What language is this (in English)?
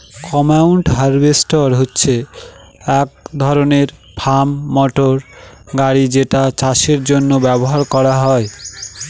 Bangla